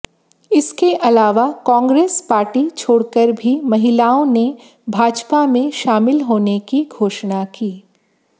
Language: Hindi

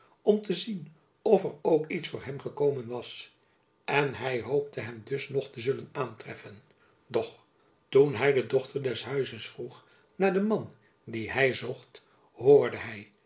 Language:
Dutch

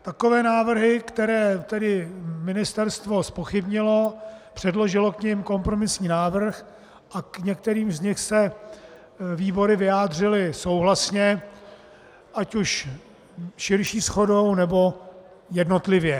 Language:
Czech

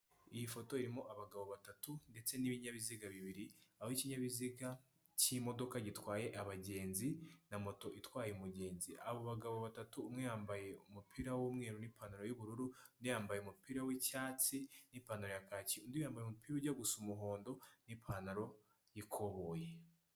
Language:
Kinyarwanda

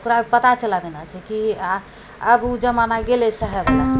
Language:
Maithili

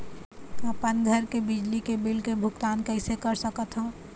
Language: Chhattisgarhi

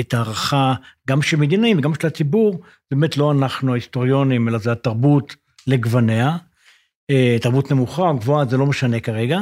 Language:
Hebrew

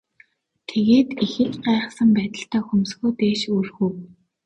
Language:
Mongolian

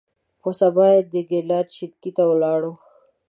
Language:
Pashto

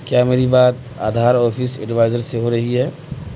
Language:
Urdu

